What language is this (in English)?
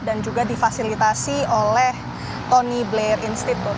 Indonesian